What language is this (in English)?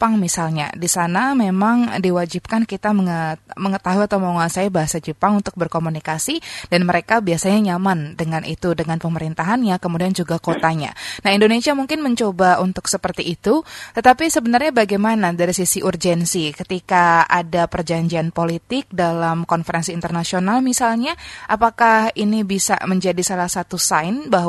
Indonesian